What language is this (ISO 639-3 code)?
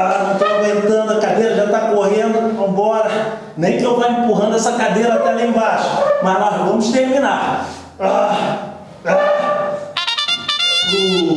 por